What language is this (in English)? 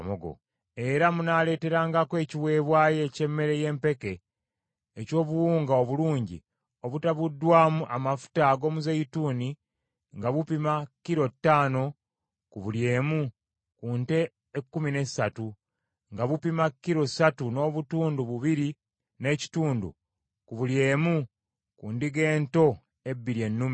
Ganda